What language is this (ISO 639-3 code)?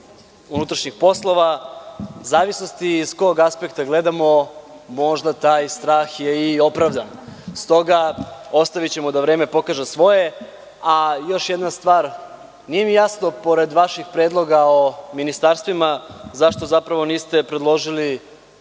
srp